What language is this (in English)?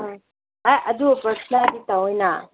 Manipuri